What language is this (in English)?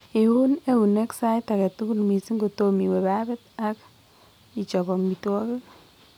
Kalenjin